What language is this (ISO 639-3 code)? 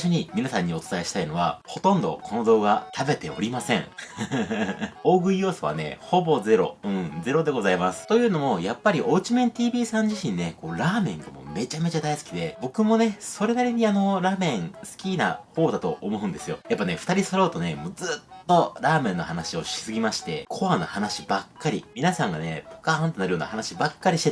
jpn